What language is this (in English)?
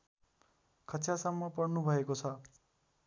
Nepali